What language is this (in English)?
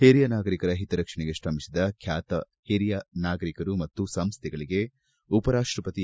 Kannada